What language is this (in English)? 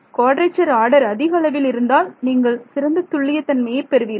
Tamil